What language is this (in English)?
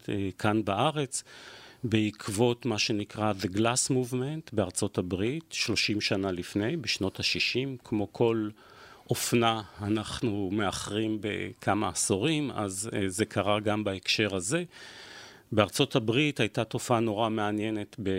Hebrew